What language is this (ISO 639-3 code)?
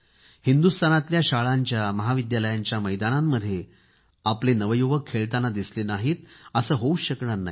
mar